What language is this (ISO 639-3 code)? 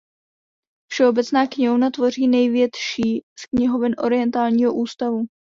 ces